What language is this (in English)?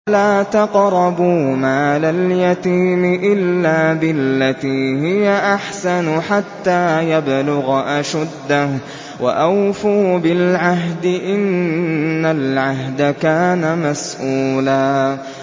Arabic